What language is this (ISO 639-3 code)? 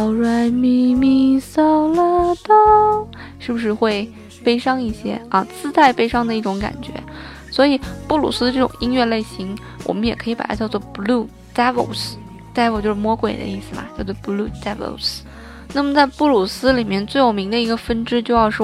zho